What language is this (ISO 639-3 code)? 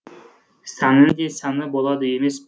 kaz